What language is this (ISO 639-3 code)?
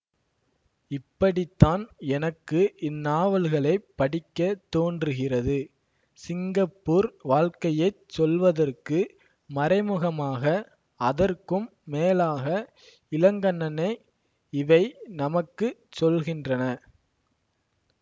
tam